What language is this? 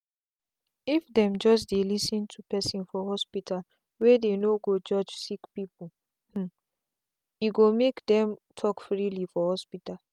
Nigerian Pidgin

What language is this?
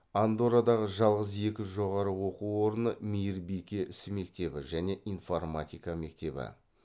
Kazakh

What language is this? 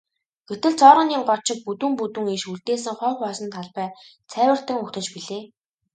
Mongolian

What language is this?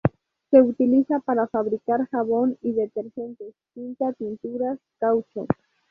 Spanish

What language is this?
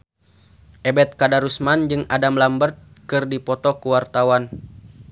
Sundanese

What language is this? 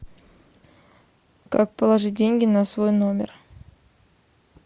Russian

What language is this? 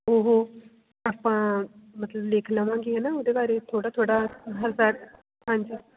Punjabi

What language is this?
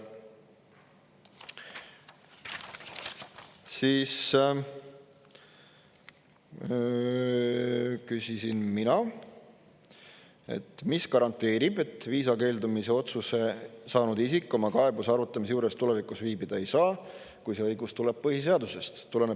Estonian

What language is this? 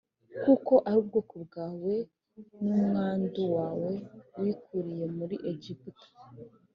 Kinyarwanda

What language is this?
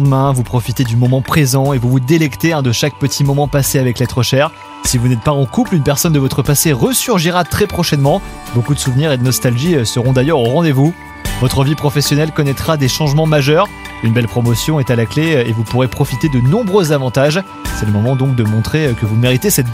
French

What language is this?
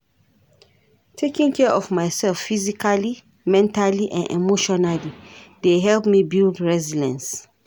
Nigerian Pidgin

